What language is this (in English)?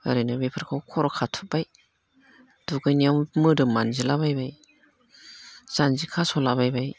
Bodo